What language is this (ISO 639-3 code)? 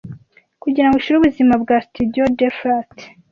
kin